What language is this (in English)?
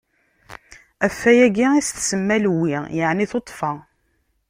Kabyle